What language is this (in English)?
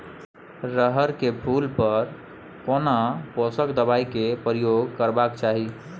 Maithili